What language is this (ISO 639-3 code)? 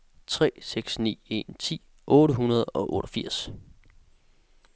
dan